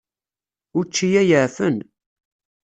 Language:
Kabyle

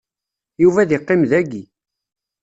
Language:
Kabyle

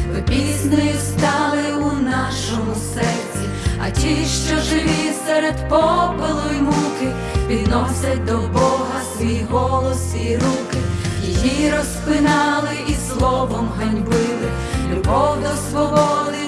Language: Ukrainian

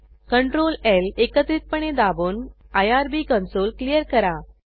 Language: Marathi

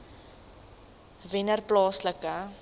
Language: Afrikaans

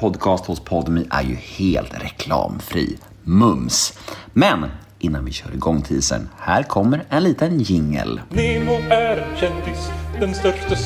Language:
Swedish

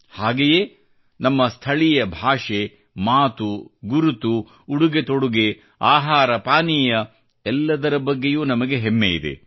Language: Kannada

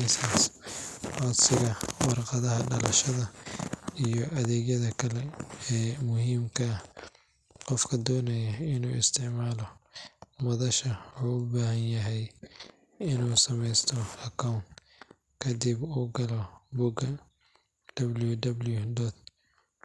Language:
Somali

